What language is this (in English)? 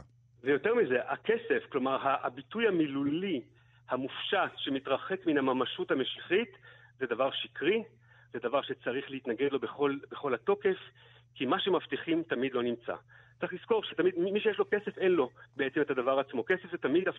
Hebrew